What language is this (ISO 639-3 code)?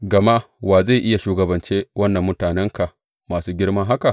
hau